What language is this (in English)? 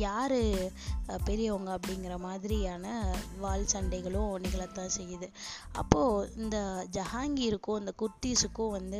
Tamil